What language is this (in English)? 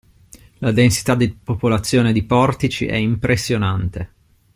Italian